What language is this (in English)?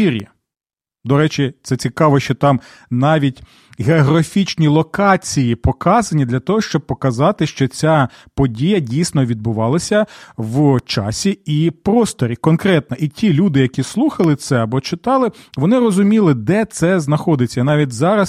Ukrainian